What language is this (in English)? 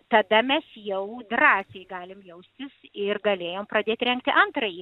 Lithuanian